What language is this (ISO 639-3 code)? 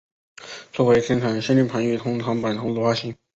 zho